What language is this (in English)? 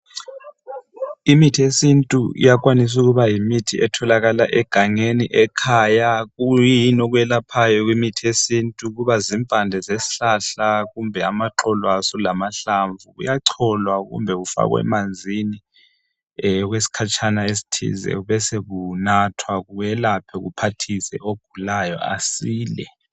North Ndebele